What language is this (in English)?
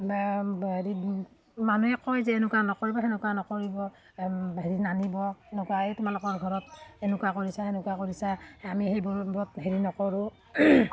Assamese